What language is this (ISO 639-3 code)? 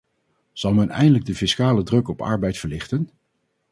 nld